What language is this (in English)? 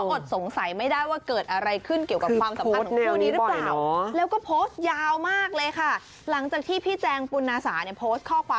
Thai